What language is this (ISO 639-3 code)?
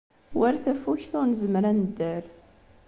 kab